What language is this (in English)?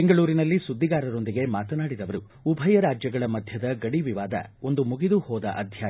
Kannada